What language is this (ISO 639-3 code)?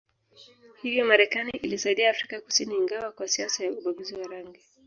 swa